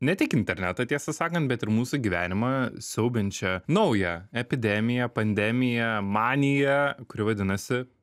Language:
Lithuanian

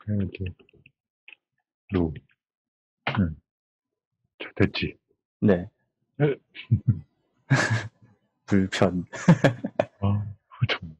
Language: Korean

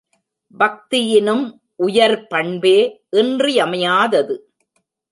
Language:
Tamil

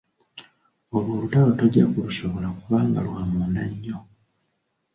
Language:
Ganda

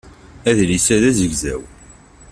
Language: Kabyle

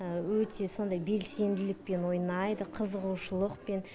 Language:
Kazakh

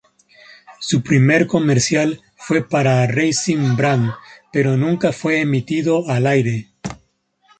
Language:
Spanish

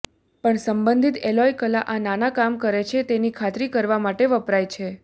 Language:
Gujarati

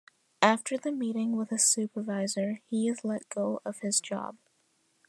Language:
English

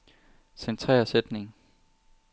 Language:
Danish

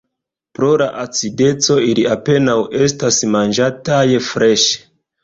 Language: Esperanto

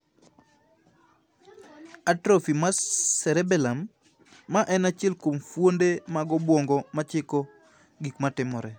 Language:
Luo (Kenya and Tanzania)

